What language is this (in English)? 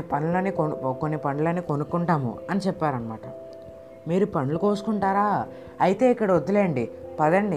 Telugu